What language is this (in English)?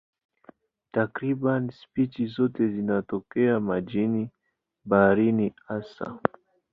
Swahili